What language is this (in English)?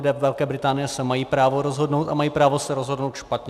Czech